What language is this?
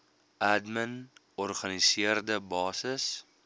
Afrikaans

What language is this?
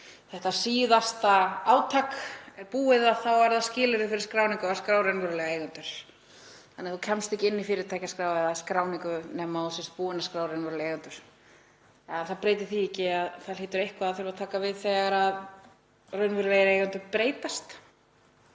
Icelandic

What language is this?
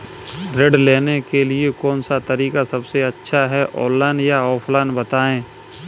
Hindi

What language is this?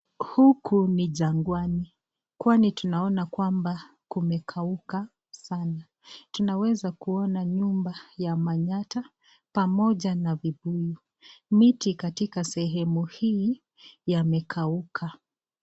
Swahili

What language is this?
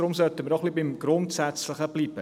Swiss German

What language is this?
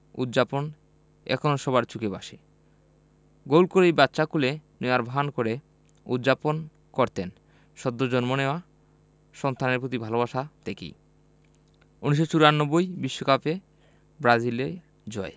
Bangla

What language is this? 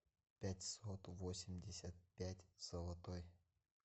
Russian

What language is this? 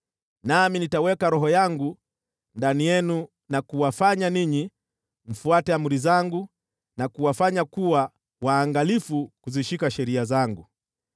Swahili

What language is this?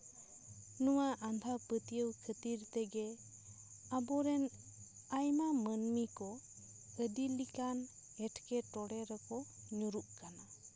Santali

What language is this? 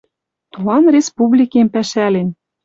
Western Mari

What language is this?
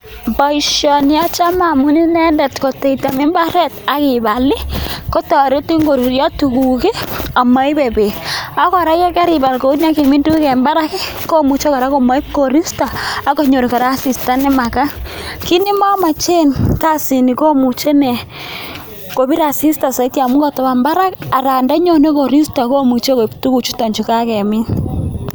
Kalenjin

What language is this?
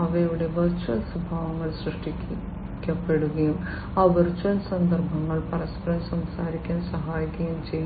Malayalam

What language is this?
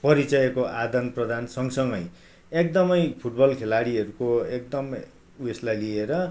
Nepali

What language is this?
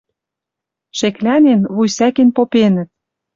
Western Mari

